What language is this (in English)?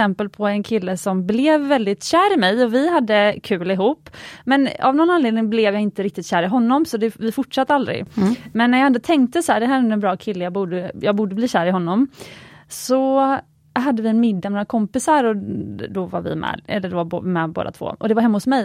Swedish